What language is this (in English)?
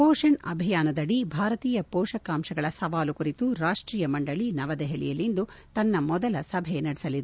Kannada